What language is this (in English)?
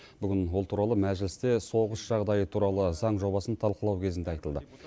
Kazakh